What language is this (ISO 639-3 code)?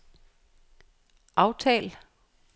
dan